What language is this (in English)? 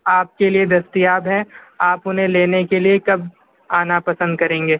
Urdu